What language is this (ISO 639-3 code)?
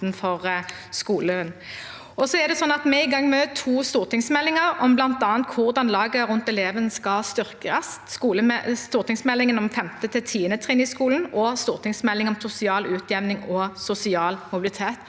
nor